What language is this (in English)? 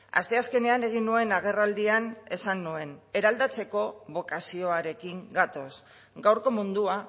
Basque